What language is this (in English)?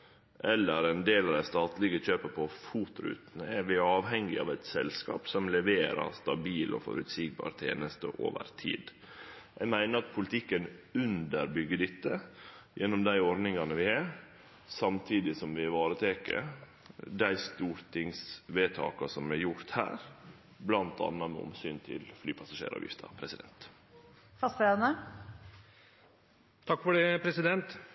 Norwegian